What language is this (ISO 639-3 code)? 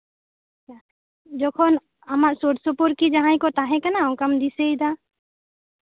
sat